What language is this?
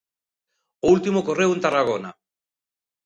Galician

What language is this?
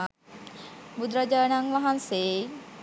Sinhala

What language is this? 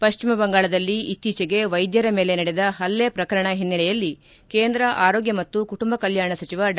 Kannada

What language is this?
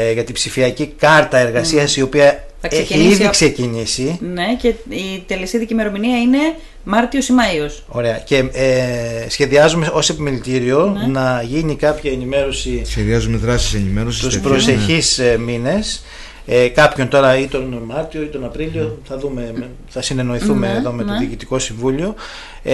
Greek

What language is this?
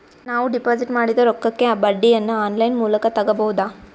Kannada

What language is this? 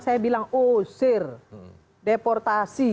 Indonesian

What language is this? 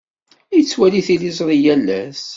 Kabyle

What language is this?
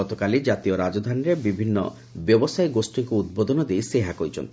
Odia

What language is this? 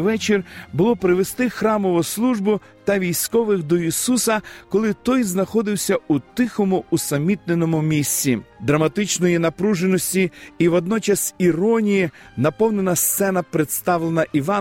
Ukrainian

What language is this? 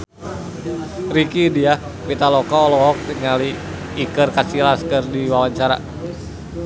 Sundanese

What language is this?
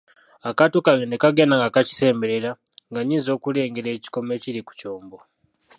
Ganda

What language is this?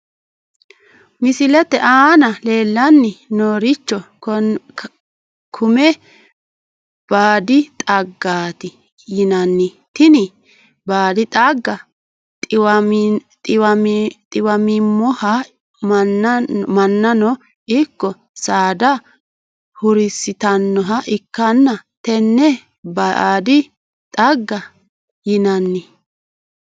Sidamo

